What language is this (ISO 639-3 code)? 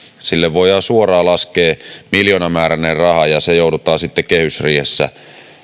fin